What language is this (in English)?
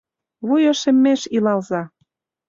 Mari